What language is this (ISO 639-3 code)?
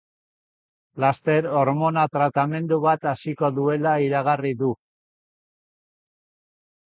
eus